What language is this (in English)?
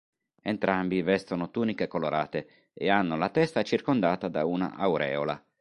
Italian